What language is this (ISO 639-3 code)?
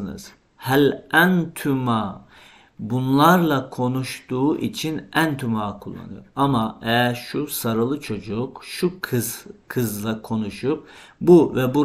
tur